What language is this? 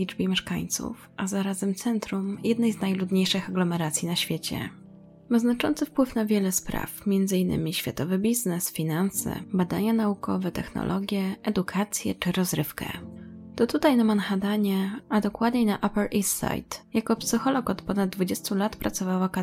Polish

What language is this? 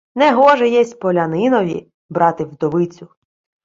Ukrainian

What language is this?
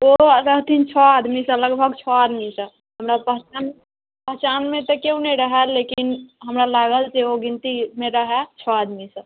Maithili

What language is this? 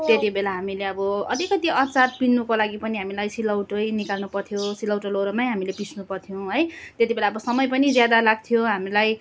Nepali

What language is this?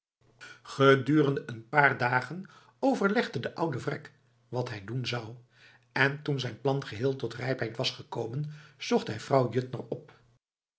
Dutch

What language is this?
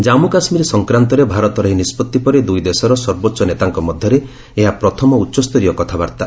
Odia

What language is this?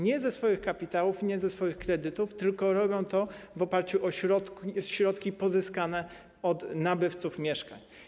Polish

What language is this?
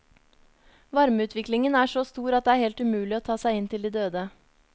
Norwegian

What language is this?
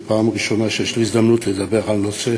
Hebrew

